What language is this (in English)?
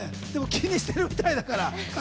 Japanese